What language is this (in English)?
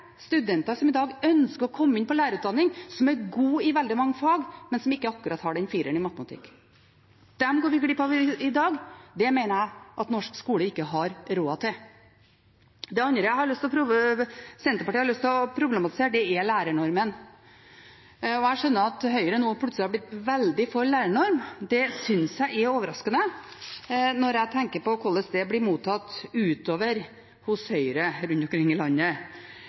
Norwegian Bokmål